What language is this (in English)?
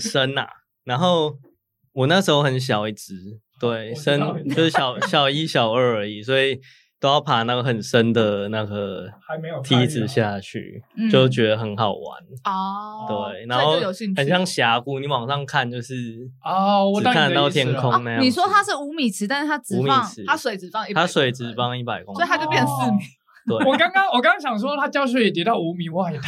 Chinese